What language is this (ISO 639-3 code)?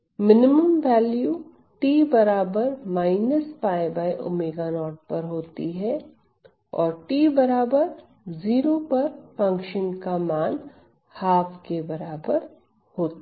hin